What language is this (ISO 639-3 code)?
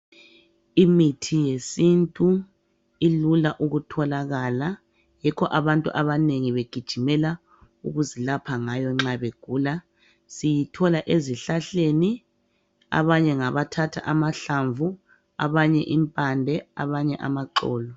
nde